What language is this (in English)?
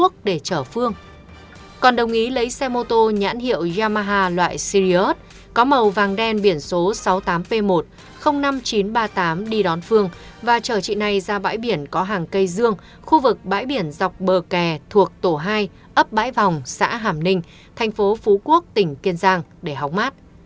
Vietnamese